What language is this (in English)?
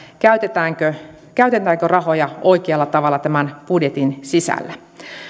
Finnish